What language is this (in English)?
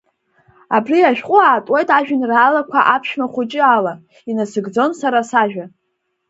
Abkhazian